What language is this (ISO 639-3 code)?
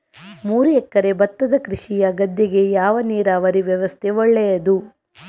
kan